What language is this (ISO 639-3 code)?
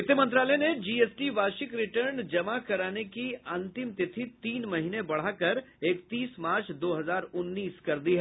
hin